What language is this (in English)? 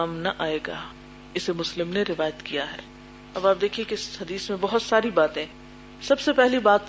Urdu